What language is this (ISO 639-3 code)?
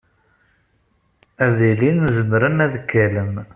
kab